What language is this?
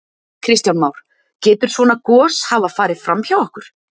Icelandic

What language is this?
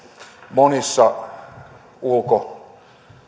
Finnish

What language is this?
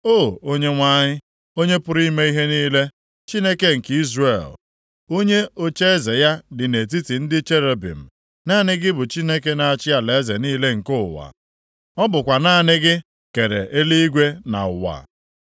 Igbo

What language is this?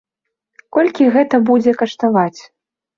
Belarusian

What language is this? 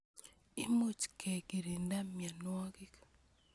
Kalenjin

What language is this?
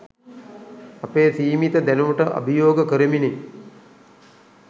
Sinhala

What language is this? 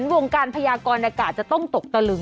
Thai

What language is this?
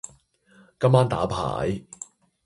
Cantonese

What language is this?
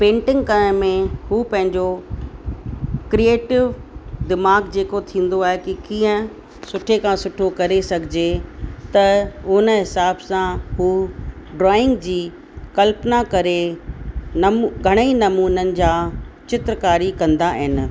Sindhi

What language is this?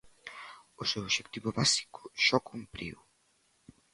Galician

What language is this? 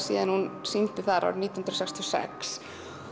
Icelandic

